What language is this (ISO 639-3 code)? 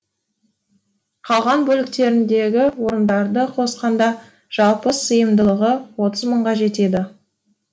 kaz